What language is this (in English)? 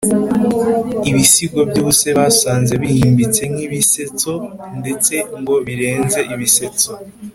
Kinyarwanda